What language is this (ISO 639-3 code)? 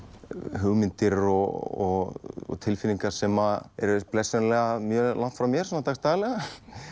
isl